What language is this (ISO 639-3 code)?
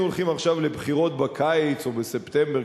heb